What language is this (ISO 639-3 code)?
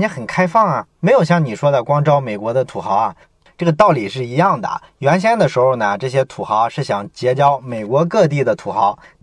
zho